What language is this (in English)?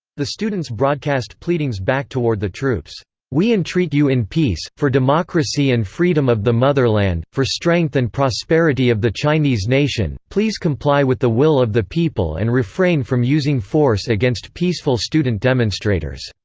English